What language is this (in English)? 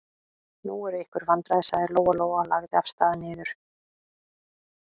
Icelandic